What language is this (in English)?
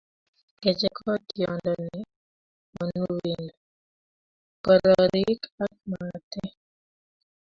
Kalenjin